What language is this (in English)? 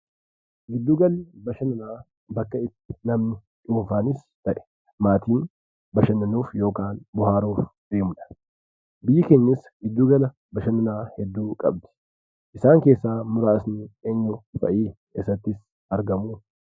Oromo